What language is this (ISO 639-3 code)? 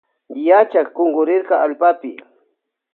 qvj